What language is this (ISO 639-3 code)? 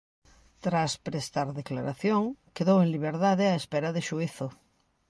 glg